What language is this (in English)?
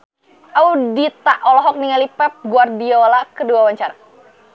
Sundanese